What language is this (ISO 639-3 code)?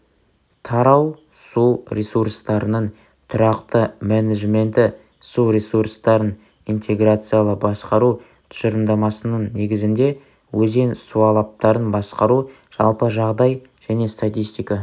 kaz